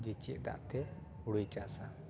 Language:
Santali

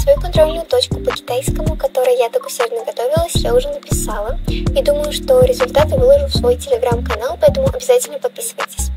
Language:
Russian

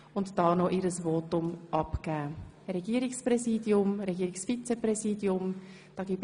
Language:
Swiss German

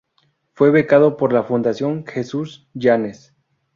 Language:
Spanish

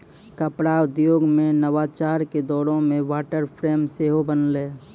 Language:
Maithili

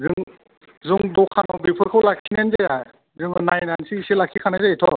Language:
Bodo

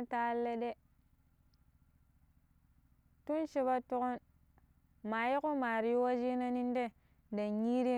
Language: Pero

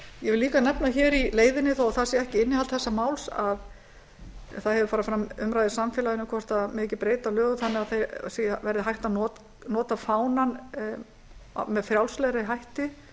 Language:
Icelandic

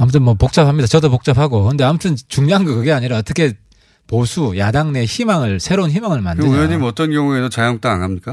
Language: Korean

